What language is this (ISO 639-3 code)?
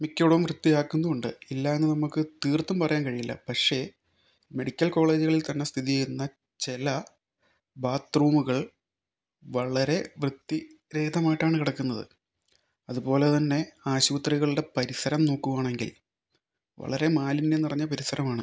mal